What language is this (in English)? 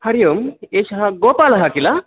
Sanskrit